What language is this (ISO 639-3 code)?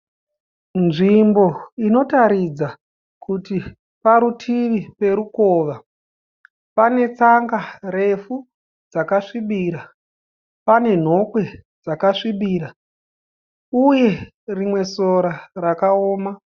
sna